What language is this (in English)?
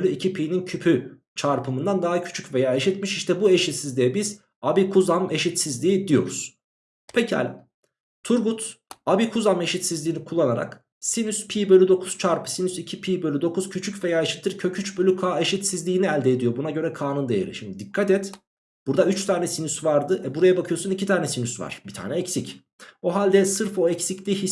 Turkish